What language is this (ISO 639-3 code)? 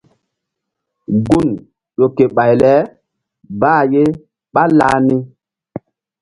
mdd